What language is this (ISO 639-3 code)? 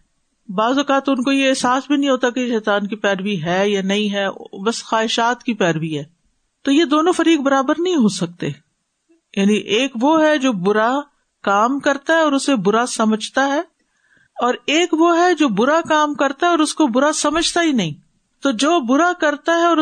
urd